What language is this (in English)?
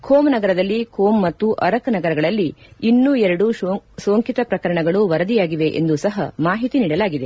Kannada